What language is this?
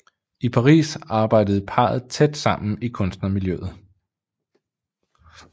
Danish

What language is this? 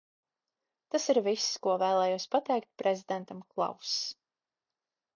Latvian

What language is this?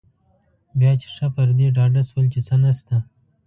Pashto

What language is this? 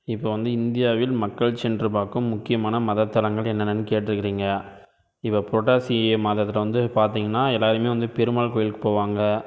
Tamil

